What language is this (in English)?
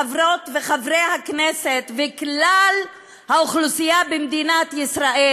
Hebrew